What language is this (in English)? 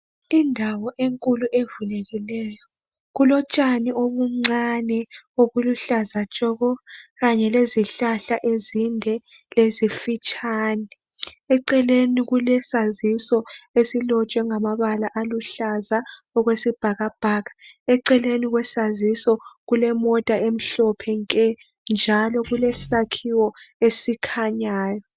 North Ndebele